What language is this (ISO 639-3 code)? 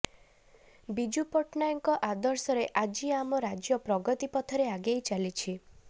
ori